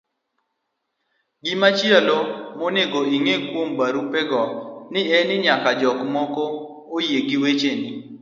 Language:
Luo (Kenya and Tanzania)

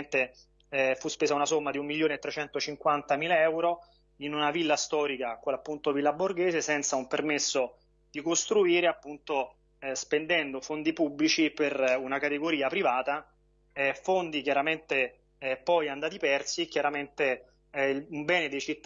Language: Italian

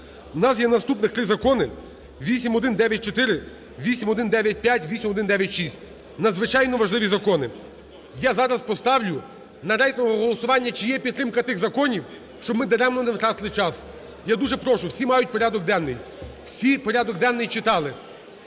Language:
Ukrainian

